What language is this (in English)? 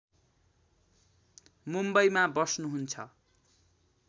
Nepali